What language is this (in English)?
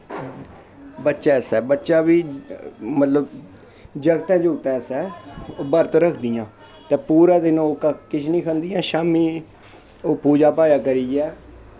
Dogri